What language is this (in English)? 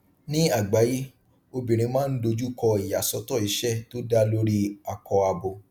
Yoruba